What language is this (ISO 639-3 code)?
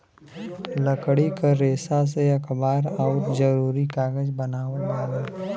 bho